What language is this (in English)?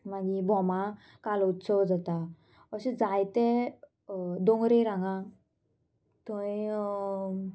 Konkani